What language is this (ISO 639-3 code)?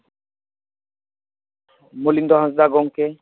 sat